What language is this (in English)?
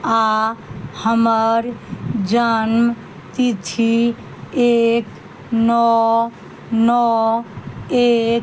Maithili